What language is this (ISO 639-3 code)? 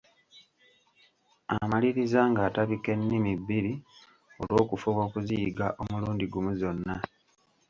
lug